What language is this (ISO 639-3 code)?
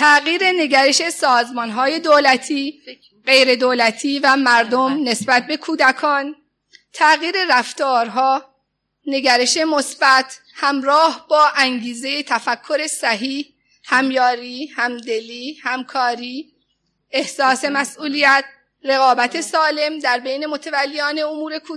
fas